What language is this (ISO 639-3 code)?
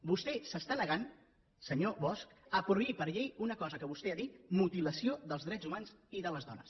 cat